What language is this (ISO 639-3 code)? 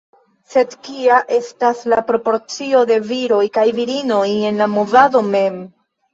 epo